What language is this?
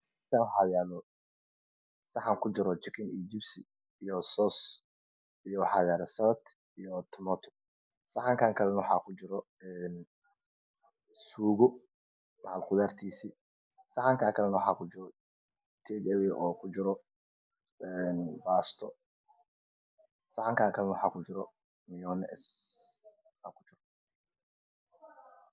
Somali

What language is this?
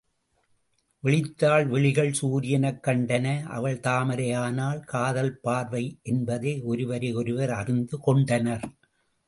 Tamil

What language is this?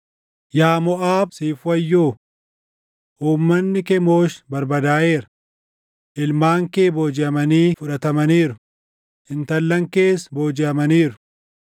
Oromo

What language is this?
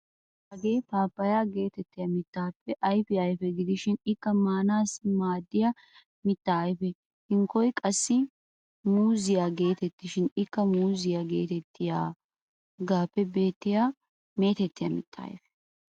Wolaytta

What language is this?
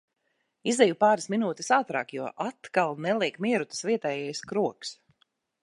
Latvian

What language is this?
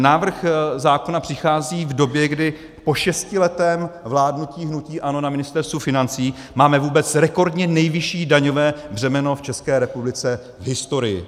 Czech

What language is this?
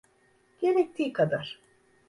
Turkish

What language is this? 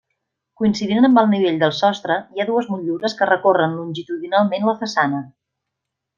Catalan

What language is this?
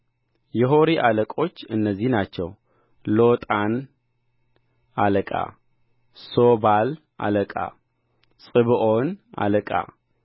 Amharic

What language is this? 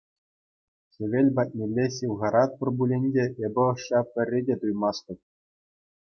Chuvash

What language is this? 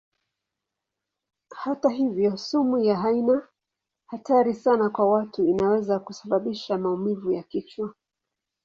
Swahili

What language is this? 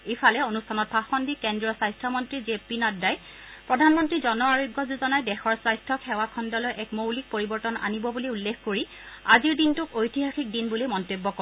Assamese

